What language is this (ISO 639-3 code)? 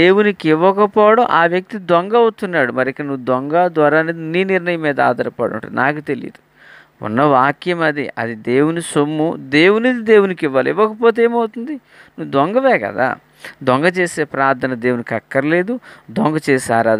tel